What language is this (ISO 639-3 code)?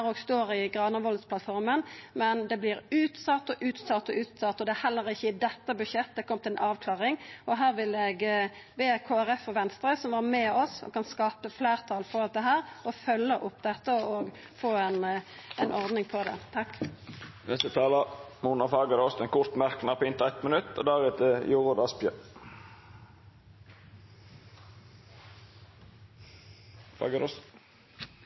nno